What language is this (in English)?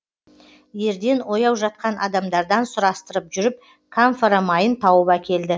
Kazakh